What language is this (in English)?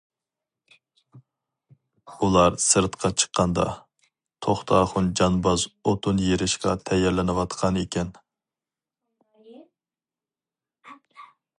Uyghur